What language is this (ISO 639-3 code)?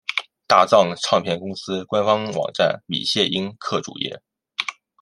zho